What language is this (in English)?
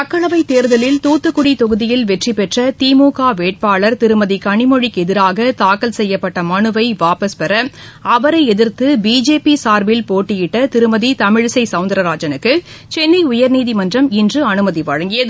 Tamil